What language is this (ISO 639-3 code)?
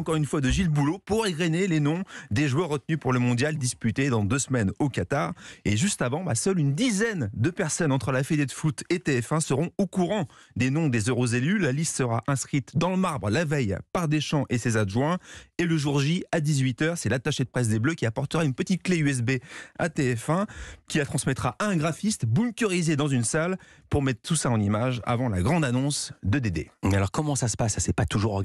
fra